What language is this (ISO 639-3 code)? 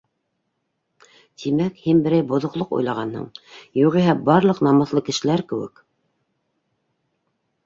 bak